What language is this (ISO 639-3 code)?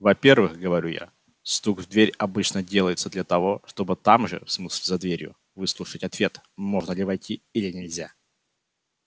rus